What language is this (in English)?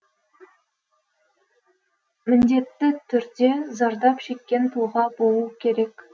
Kazakh